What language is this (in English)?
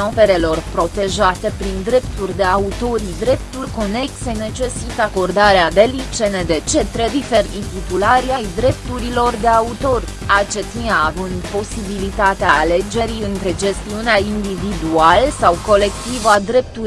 Romanian